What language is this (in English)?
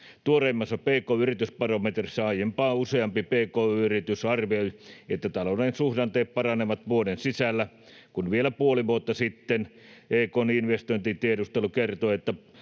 Finnish